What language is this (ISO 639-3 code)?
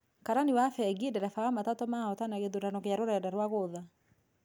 kik